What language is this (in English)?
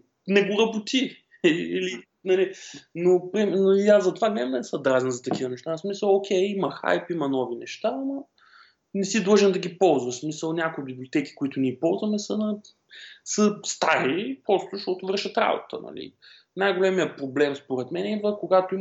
Bulgarian